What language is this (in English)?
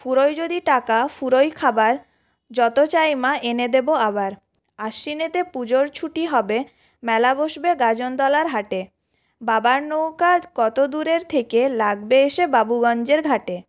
Bangla